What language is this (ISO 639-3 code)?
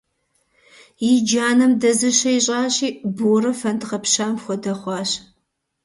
kbd